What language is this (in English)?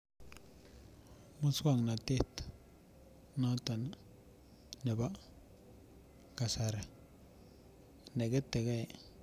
Kalenjin